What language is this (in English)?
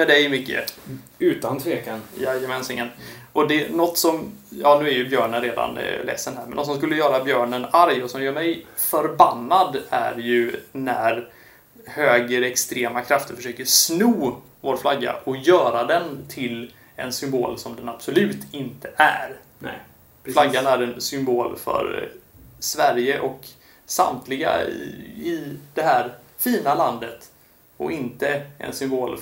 Swedish